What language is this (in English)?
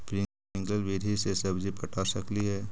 Magahi